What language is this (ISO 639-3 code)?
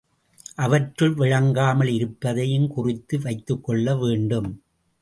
tam